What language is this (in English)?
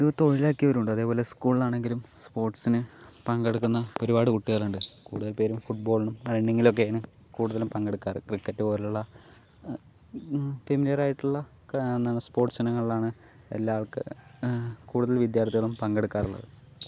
Malayalam